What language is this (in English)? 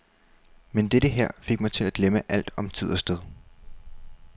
Danish